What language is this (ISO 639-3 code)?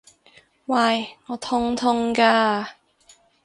yue